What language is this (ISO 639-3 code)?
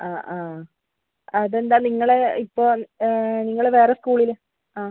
mal